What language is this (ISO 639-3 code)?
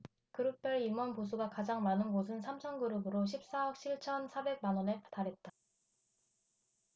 kor